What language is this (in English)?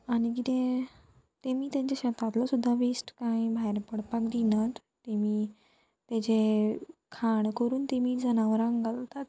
Konkani